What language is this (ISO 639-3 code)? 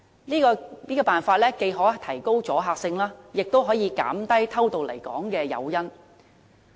yue